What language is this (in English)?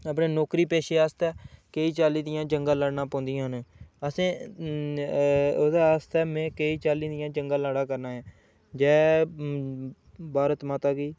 Dogri